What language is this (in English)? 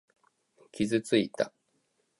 Japanese